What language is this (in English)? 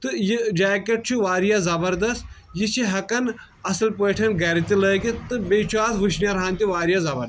Kashmiri